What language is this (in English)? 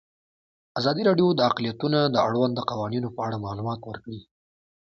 Pashto